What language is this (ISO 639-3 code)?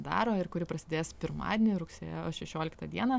lit